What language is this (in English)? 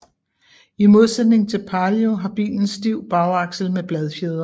Danish